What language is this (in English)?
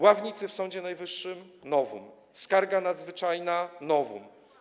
Polish